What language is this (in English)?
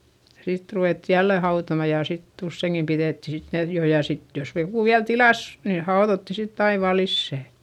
Finnish